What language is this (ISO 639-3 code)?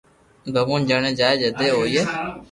lrk